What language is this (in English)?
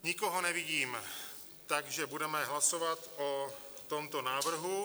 Czech